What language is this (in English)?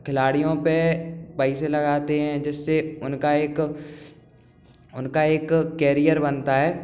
Hindi